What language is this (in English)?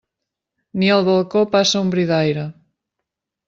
Catalan